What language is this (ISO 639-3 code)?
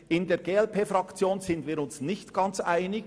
gsw